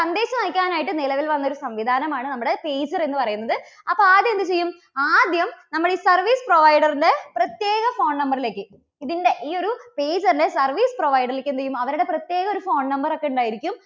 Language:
Malayalam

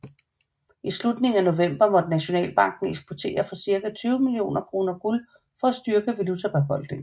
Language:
Danish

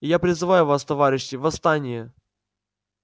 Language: Russian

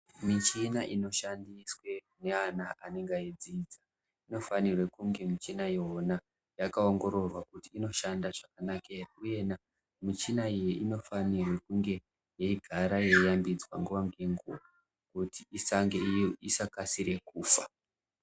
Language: Ndau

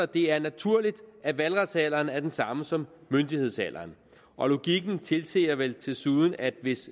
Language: Danish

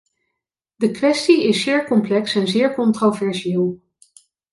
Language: Dutch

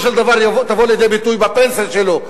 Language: Hebrew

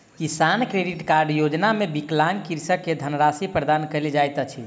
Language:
Maithili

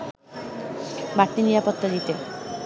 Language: Bangla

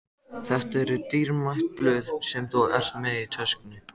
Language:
Icelandic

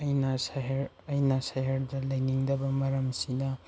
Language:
Manipuri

